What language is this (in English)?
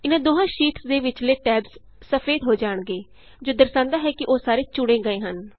Punjabi